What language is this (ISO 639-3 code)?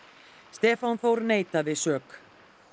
isl